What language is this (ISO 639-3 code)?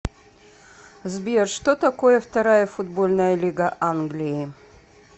rus